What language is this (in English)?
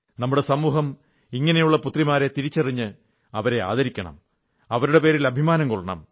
Malayalam